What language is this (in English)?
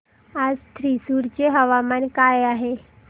Marathi